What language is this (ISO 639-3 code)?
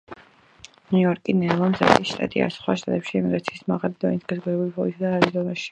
kat